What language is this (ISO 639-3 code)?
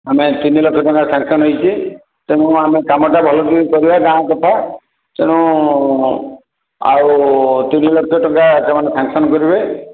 ori